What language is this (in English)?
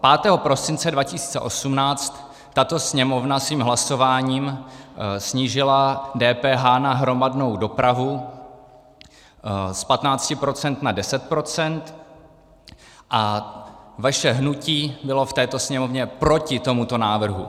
Czech